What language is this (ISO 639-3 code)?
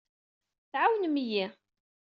kab